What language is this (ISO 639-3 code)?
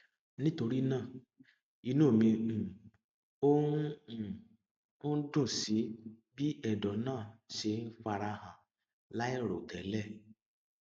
yor